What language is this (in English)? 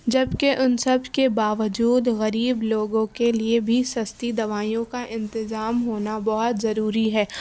Urdu